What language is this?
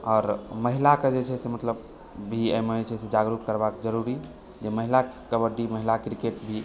Maithili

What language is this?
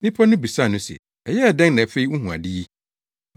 Akan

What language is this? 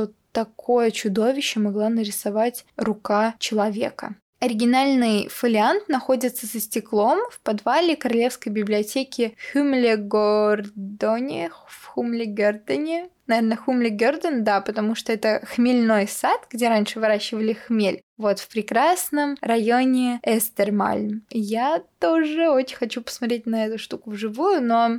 Russian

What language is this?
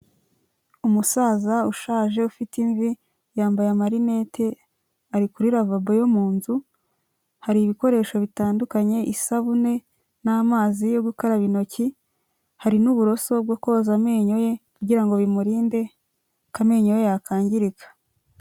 Kinyarwanda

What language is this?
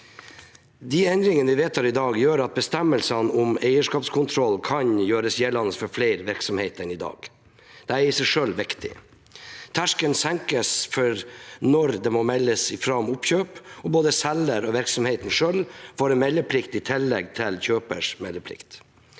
Norwegian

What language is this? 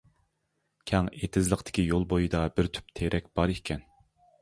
Uyghur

